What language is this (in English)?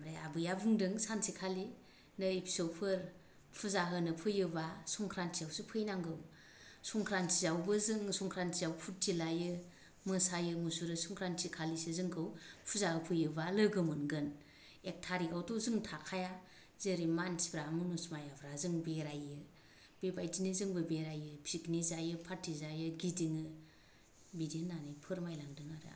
Bodo